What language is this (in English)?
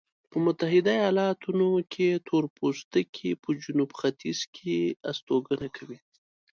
Pashto